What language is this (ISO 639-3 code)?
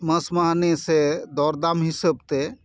sat